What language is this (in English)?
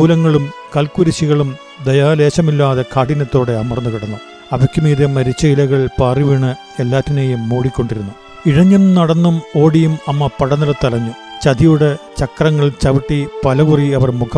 Malayalam